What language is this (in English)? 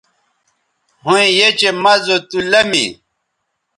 Bateri